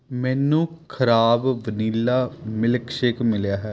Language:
Punjabi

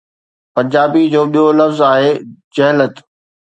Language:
Sindhi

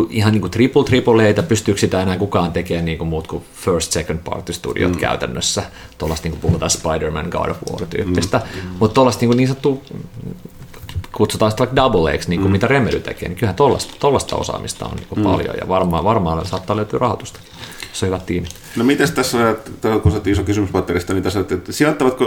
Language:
Finnish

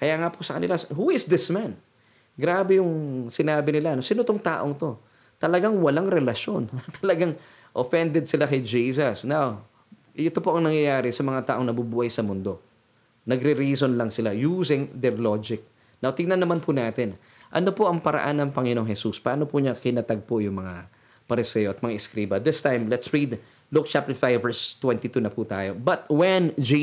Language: Filipino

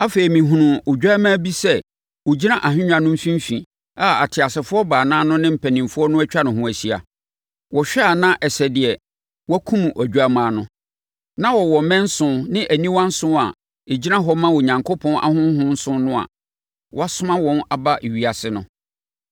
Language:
Akan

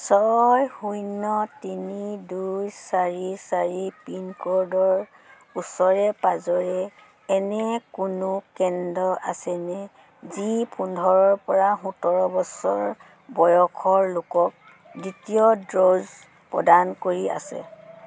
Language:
Assamese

